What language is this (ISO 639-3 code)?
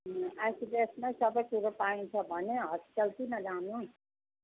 nep